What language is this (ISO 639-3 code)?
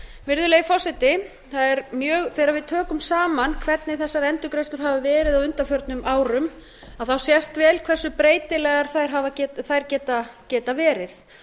isl